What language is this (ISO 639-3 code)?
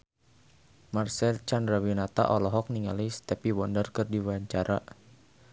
sun